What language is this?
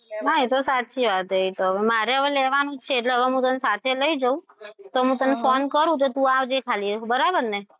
Gujarati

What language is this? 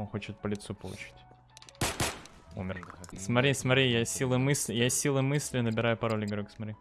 Russian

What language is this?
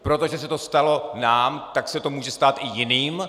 Czech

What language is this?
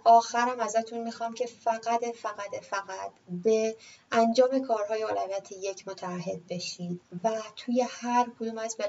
Persian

